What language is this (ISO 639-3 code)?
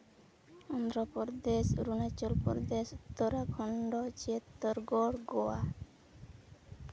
sat